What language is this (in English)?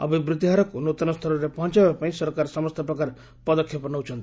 Odia